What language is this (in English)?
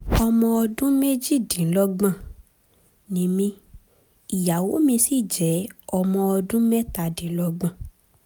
Yoruba